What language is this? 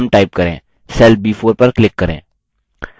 Hindi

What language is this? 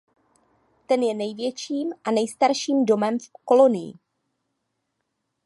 Czech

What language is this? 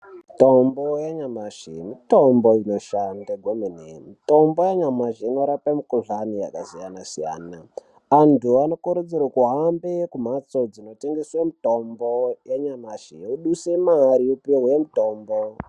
Ndau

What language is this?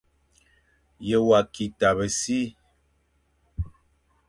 Fang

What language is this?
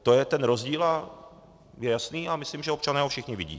Czech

